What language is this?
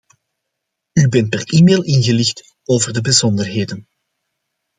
Dutch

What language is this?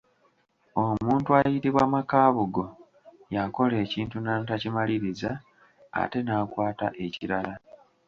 Ganda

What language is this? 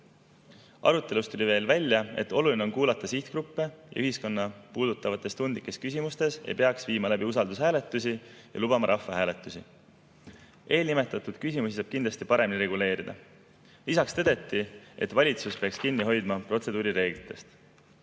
Estonian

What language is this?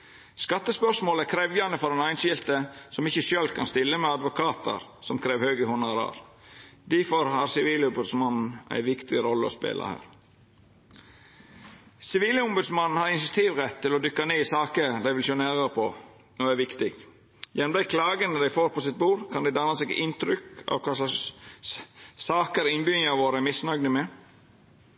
Norwegian Nynorsk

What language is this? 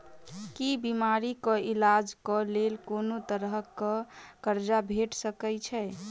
Maithili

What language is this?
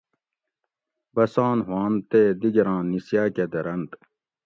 Gawri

